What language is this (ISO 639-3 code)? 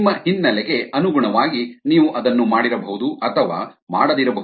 kan